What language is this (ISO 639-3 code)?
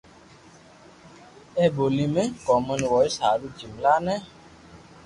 lrk